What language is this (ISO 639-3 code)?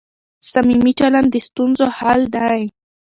pus